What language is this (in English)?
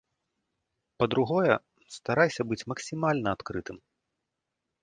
Belarusian